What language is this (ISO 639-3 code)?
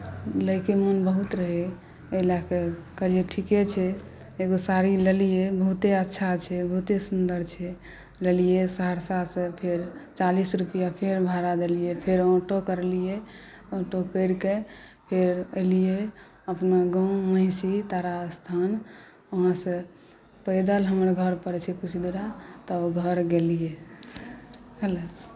mai